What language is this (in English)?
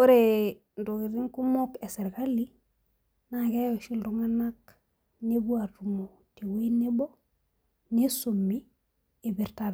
Masai